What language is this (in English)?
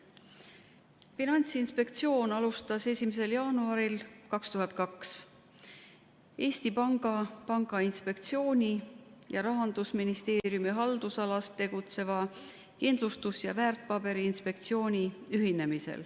Estonian